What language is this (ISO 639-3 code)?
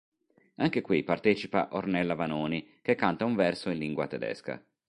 ita